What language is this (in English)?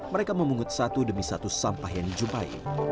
Indonesian